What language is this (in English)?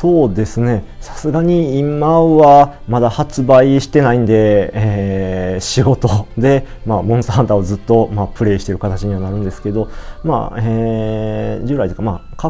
Japanese